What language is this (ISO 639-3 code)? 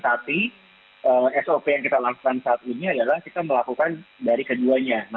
ind